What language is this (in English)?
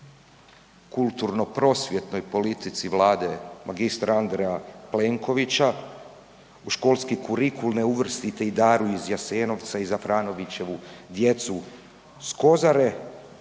Croatian